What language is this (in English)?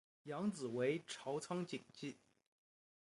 Chinese